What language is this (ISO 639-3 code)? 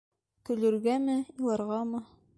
bak